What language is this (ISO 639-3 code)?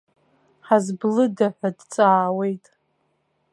abk